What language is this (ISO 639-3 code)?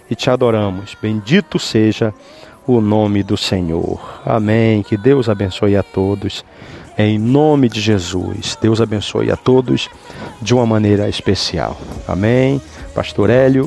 por